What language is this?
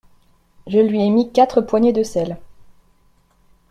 French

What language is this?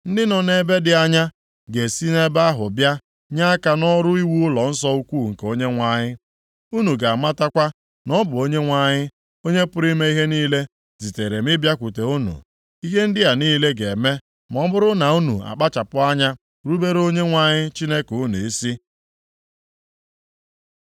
Igbo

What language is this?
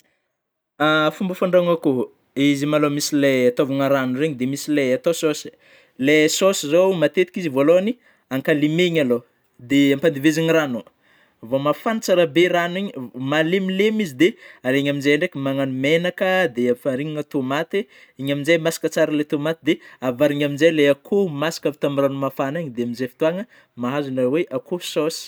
Northern Betsimisaraka Malagasy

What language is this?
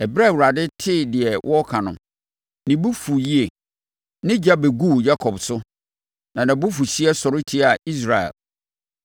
Akan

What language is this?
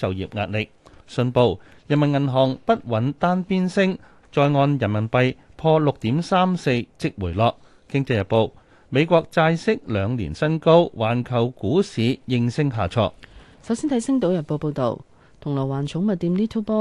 Chinese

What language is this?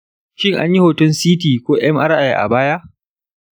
Hausa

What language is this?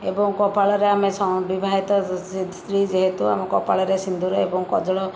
Odia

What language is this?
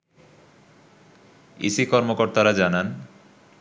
Bangla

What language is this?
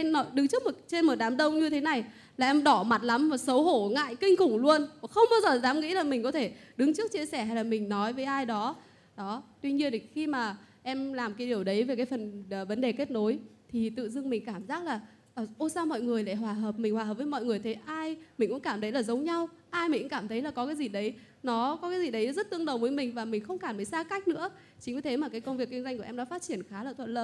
Vietnamese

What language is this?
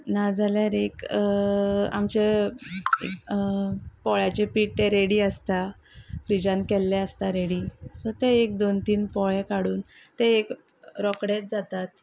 Konkani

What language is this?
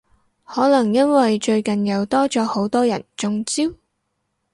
Cantonese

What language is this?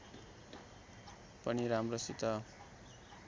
Nepali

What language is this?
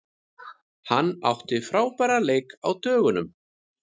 Icelandic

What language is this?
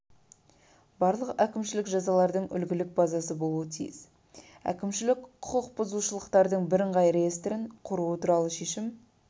Kazakh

